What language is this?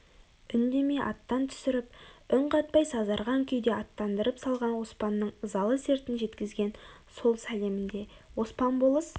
Kazakh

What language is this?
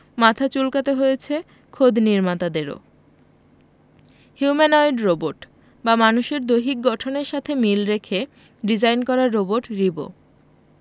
Bangla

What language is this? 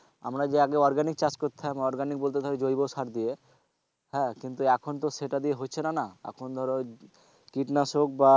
Bangla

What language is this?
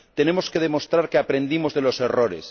Spanish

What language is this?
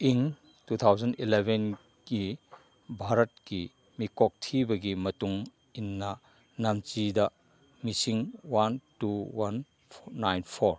Manipuri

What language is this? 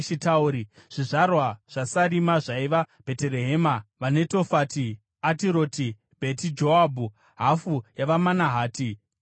Shona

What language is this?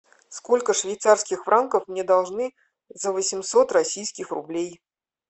Russian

